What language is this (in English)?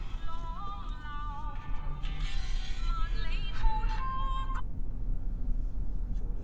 Chinese